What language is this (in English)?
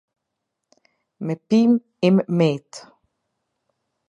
Albanian